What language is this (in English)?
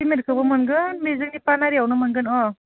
Bodo